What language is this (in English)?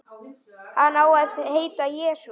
Icelandic